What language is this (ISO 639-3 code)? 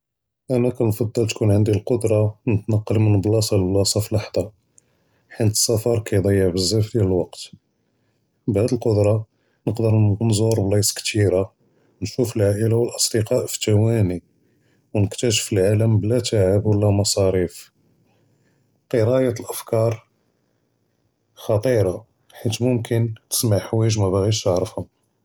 jrb